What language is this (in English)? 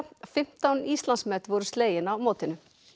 Icelandic